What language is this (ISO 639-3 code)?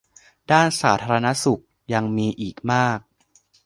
tha